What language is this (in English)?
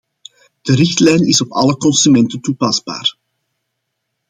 Dutch